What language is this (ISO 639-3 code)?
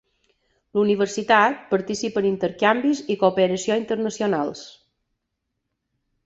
cat